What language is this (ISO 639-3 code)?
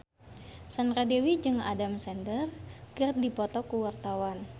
sun